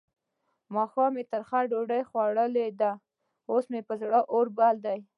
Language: Pashto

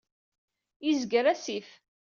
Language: Kabyle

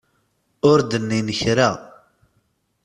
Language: Kabyle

